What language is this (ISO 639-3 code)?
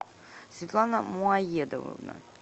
rus